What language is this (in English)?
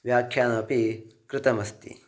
Sanskrit